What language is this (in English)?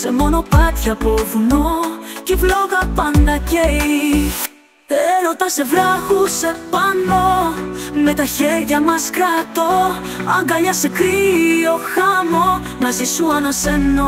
Greek